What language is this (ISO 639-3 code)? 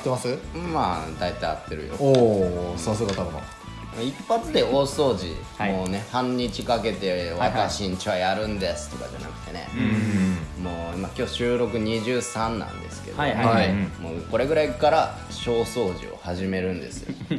jpn